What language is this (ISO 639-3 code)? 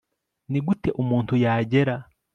kin